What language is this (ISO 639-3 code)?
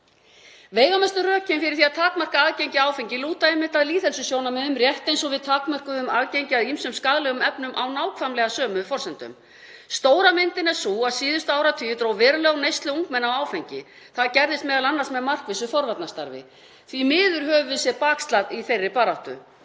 isl